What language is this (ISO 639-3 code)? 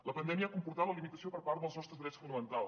cat